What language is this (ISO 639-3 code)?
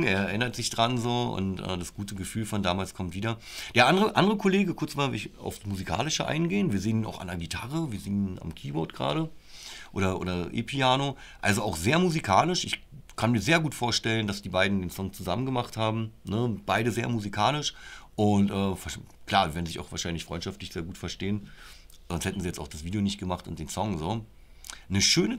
deu